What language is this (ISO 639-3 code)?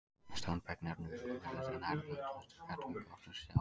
isl